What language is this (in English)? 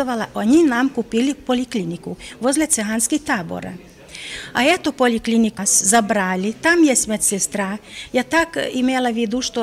Ukrainian